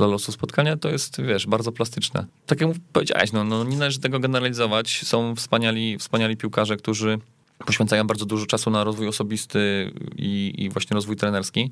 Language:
Polish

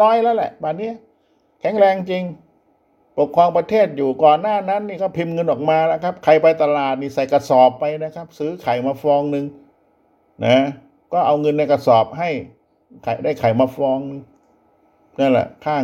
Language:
Thai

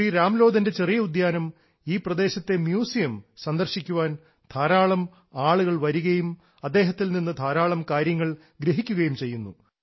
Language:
Malayalam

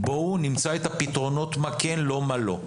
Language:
Hebrew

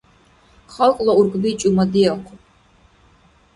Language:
Dargwa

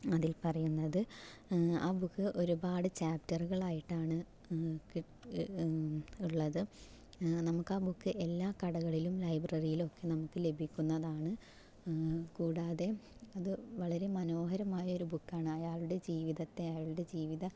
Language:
Malayalam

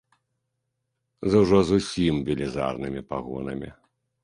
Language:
Belarusian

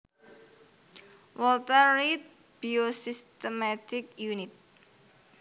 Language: Javanese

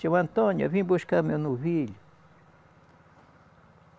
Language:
Portuguese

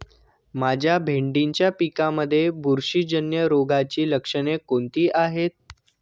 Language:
Marathi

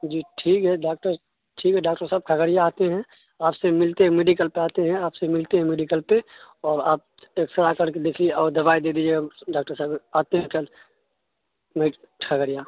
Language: Urdu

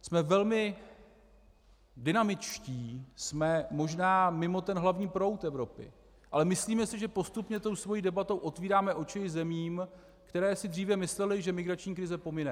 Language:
Czech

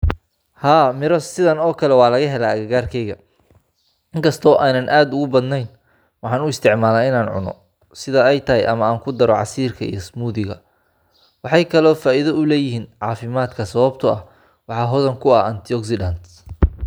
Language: Somali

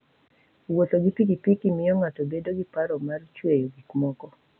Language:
Luo (Kenya and Tanzania)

